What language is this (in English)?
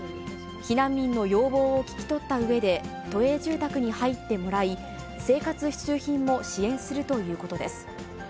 Japanese